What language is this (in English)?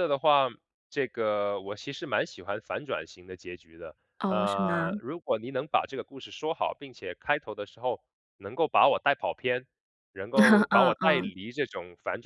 Chinese